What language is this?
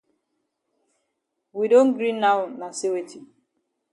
Cameroon Pidgin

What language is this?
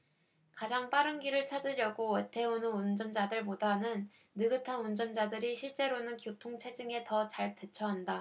Korean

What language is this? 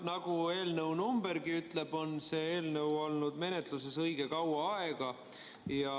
Estonian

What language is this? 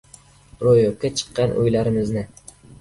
Uzbek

